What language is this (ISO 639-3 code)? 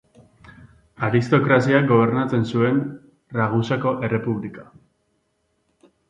eus